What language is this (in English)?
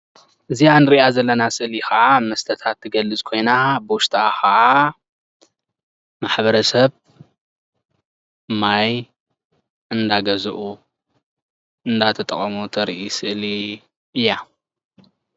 Tigrinya